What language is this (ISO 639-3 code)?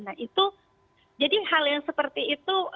ind